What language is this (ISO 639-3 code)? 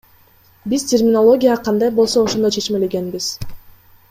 kir